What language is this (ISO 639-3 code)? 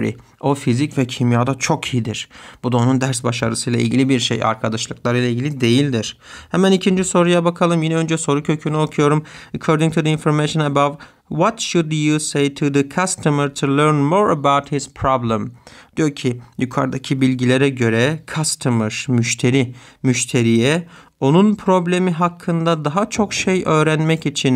tur